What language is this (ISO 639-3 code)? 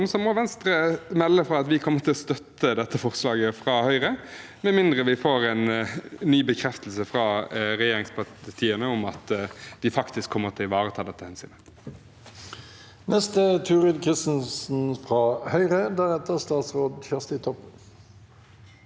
nor